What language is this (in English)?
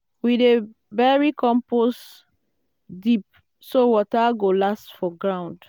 Nigerian Pidgin